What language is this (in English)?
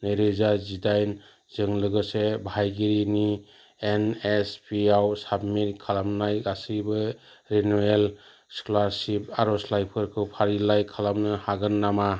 Bodo